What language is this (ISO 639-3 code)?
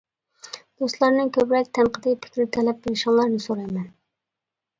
uig